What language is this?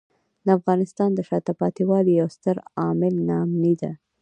Pashto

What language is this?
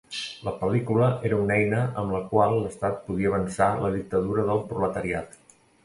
Catalan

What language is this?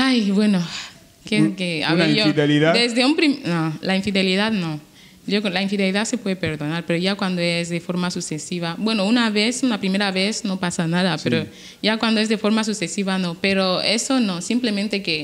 Spanish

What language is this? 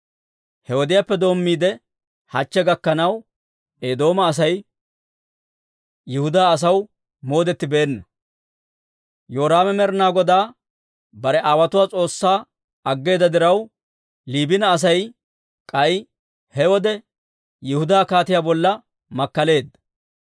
Dawro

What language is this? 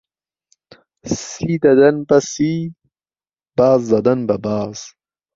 Central Kurdish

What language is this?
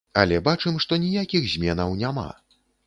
Belarusian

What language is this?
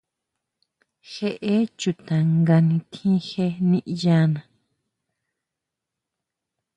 Huautla Mazatec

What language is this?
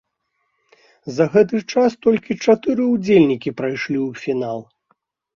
Belarusian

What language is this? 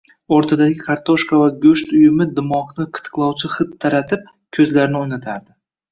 Uzbek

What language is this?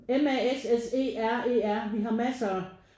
Danish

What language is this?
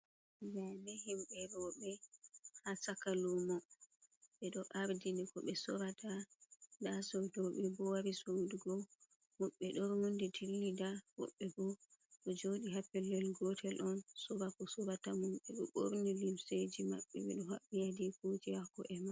Fula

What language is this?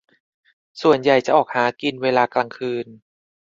Thai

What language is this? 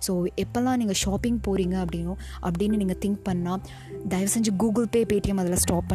Tamil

